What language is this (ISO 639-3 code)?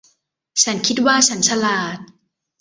tha